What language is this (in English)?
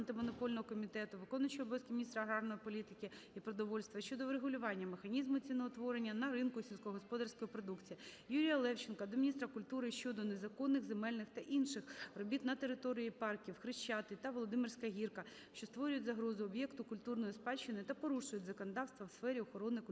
Ukrainian